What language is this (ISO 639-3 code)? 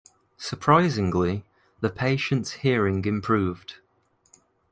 eng